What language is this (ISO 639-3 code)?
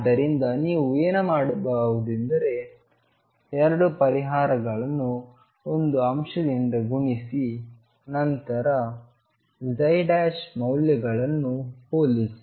kan